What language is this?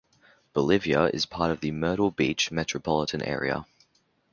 English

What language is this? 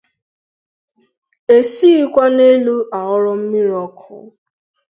Igbo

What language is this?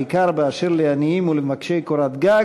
Hebrew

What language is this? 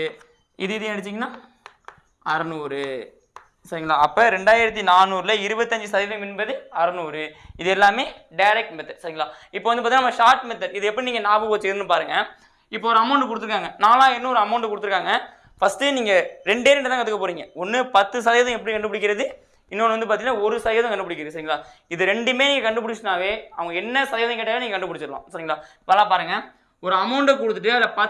Tamil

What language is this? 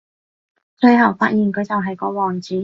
Cantonese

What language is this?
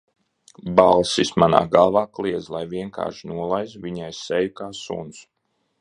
Latvian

